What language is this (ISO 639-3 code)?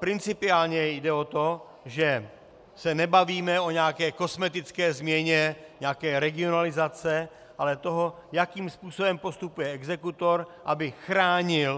ces